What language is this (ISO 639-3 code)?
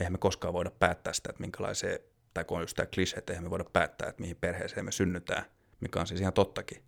fin